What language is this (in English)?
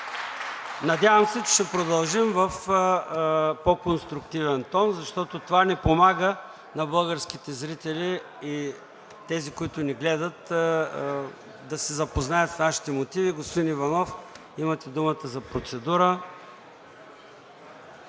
Bulgarian